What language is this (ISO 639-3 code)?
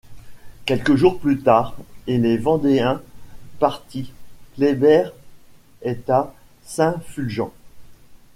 fra